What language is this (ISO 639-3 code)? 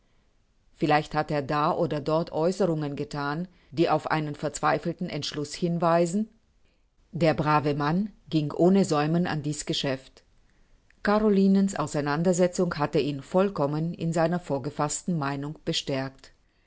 deu